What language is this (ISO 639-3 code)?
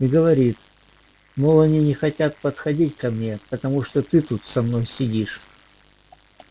rus